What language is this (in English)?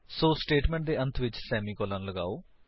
Punjabi